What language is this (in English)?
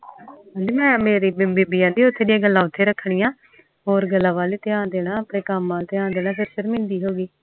Punjabi